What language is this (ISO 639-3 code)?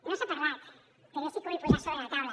cat